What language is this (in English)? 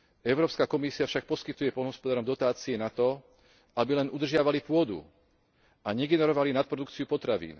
Slovak